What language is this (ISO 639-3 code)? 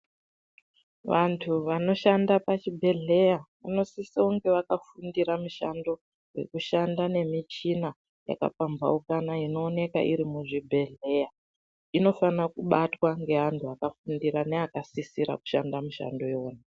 ndc